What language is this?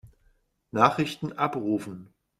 German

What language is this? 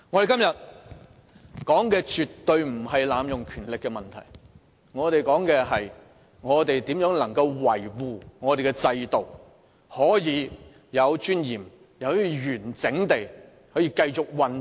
Cantonese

